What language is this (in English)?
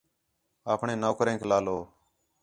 Khetrani